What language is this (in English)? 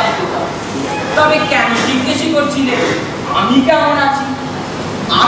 Hindi